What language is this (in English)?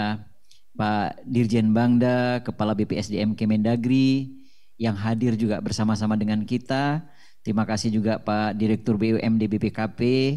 Indonesian